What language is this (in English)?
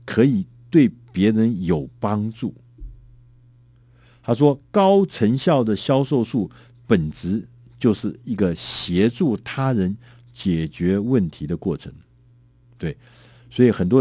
Chinese